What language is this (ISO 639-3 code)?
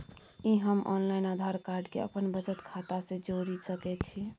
mai